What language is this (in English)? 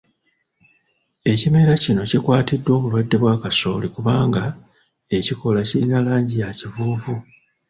Ganda